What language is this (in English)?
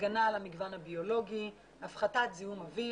Hebrew